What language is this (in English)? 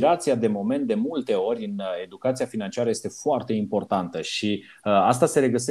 Romanian